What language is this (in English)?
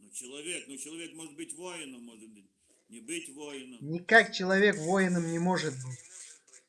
Russian